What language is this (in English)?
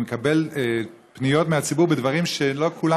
Hebrew